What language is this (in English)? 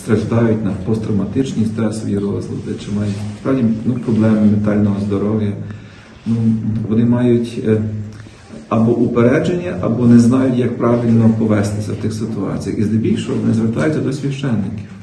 Ukrainian